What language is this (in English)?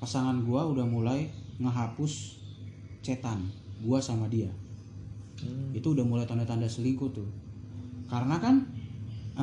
Indonesian